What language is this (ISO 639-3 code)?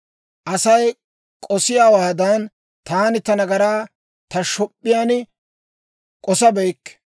dwr